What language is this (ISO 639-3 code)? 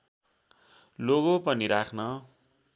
nep